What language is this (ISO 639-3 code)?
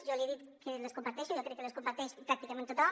cat